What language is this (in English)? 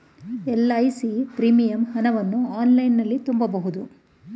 Kannada